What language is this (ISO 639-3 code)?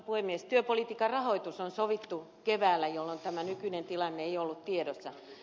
fin